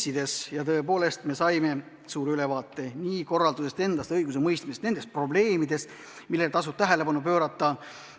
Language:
Estonian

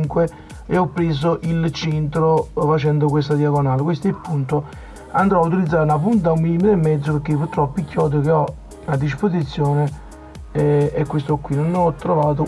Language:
Italian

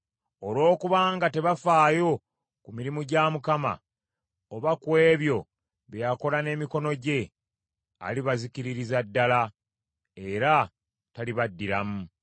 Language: Ganda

